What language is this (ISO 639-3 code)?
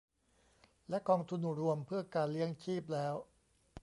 tha